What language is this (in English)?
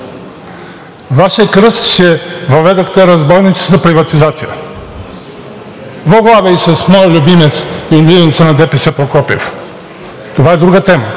Bulgarian